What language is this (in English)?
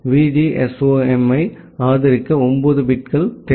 Tamil